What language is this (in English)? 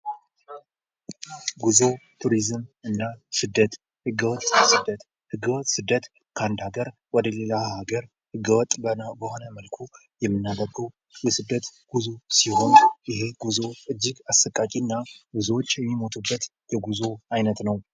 Amharic